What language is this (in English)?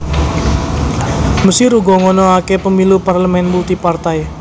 Javanese